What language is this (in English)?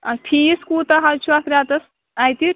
Kashmiri